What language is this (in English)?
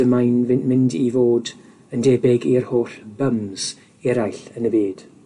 Welsh